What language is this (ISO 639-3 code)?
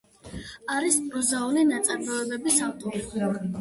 kat